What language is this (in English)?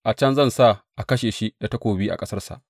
Hausa